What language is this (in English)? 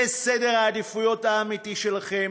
Hebrew